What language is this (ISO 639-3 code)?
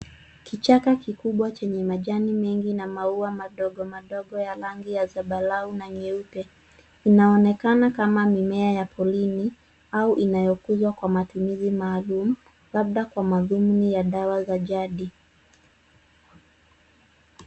swa